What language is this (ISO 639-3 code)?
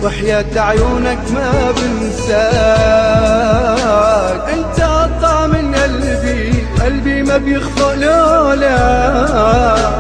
ara